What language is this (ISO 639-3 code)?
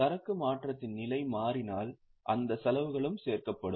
tam